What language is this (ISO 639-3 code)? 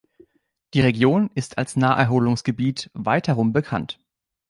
deu